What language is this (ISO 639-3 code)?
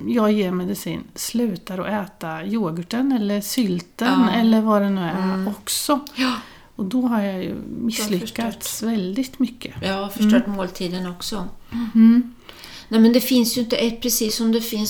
swe